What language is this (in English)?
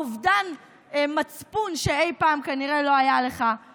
Hebrew